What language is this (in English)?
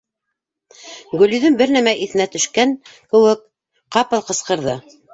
Bashkir